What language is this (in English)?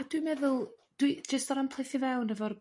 Welsh